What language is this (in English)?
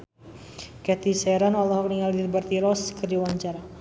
Sundanese